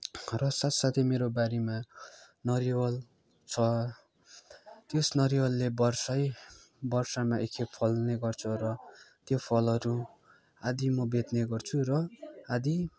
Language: Nepali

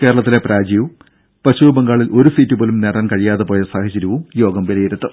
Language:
Malayalam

